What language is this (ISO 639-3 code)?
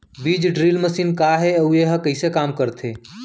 hne